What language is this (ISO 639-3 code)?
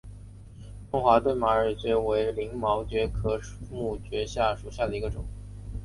zho